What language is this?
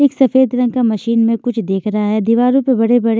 Hindi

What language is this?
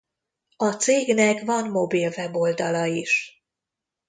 Hungarian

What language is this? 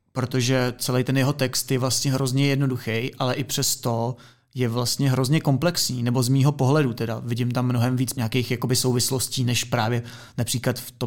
Czech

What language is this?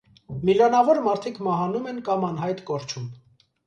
Armenian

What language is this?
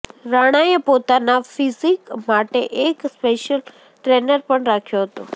Gujarati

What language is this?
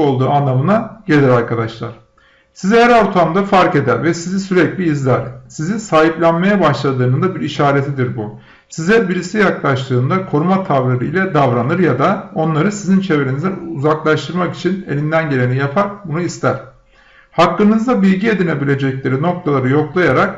Turkish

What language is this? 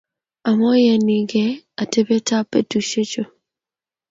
Kalenjin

